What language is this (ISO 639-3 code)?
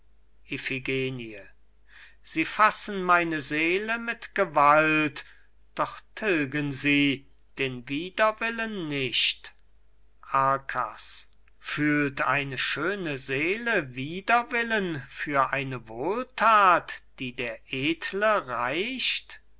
deu